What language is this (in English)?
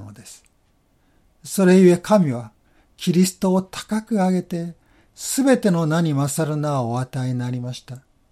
Japanese